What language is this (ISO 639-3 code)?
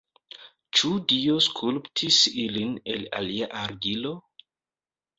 epo